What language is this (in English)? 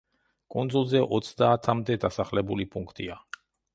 Georgian